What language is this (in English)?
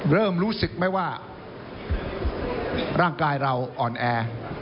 Thai